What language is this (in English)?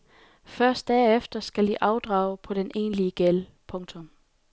Danish